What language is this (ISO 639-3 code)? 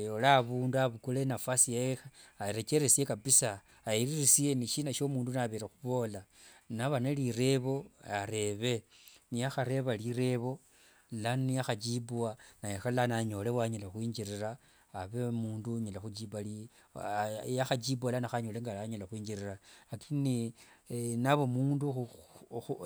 lwg